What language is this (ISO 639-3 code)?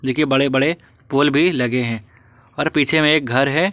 hin